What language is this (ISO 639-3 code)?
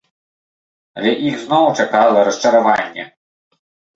bel